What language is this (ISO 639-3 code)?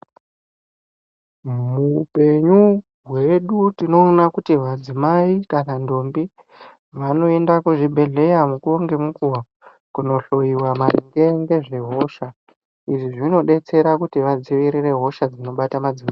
ndc